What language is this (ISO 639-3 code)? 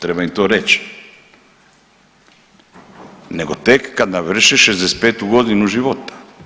hrv